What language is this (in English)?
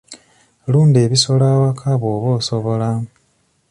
Ganda